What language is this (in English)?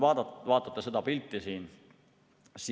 Estonian